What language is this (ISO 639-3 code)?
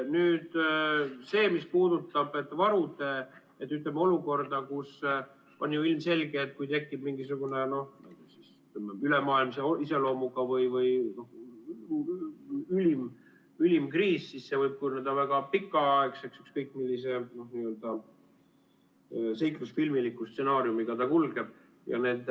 est